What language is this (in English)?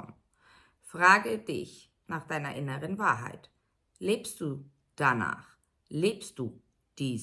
German